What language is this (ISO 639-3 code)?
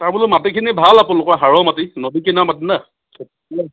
asm